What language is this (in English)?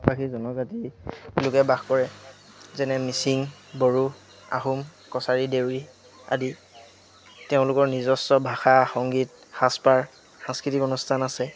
Assamese